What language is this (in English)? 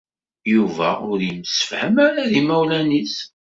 Kabyle